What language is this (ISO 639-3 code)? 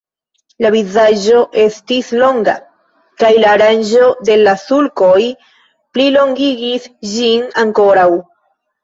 epo